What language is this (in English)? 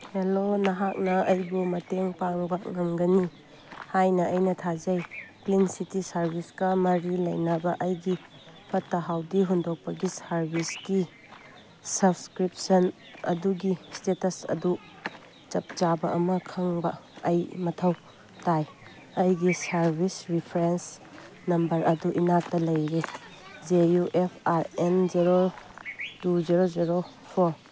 Manipuri